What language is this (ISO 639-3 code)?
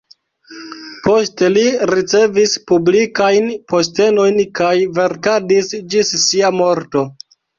epo